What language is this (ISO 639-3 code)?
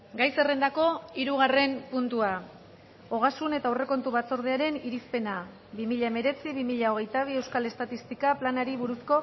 eus